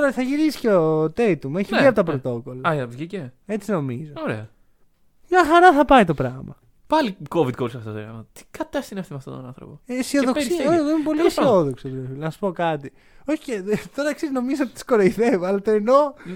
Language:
Greek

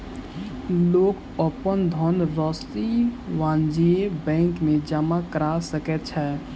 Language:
Maithili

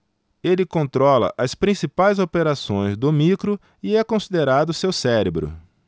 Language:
Portuguese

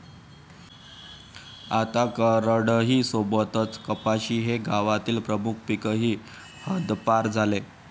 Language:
Marathi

